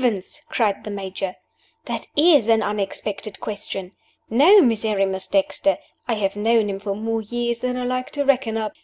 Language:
English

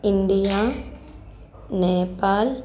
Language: Telugu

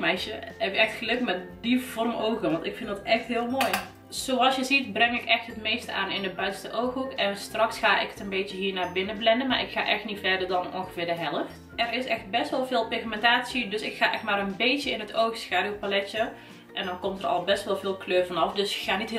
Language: Dutch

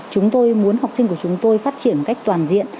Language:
Vietnamese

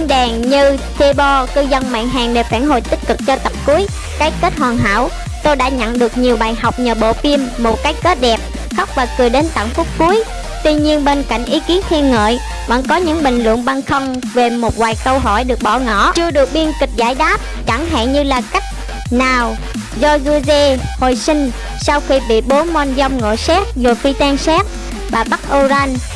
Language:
Vietnamese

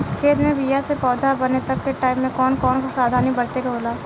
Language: Bhojpuri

